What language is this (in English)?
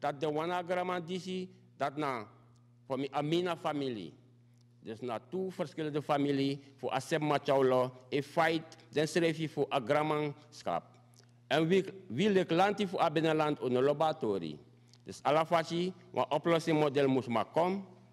Dutch